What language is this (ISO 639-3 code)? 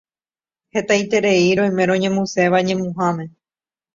grn